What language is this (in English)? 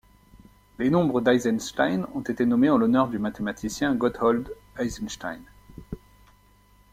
French